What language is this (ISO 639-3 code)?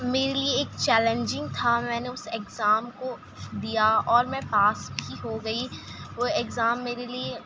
urd